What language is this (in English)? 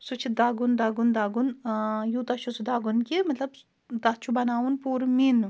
Kashmiri